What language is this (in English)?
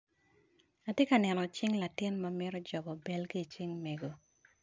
Acoli